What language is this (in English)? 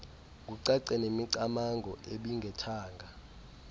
Xhosa